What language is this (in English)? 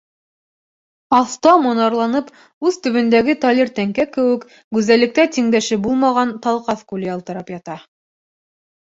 Bashkir